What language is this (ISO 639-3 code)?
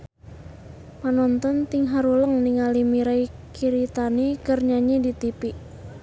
sun